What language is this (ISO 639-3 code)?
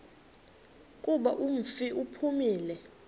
xho